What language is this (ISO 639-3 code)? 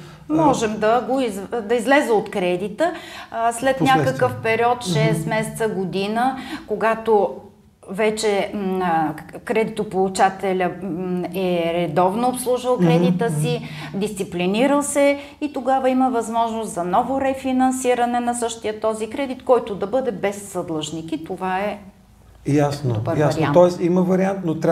bul